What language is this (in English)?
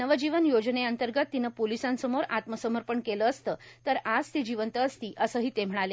Marathi